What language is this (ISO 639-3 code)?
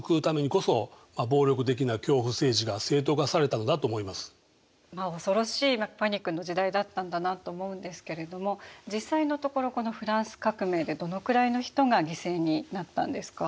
jpn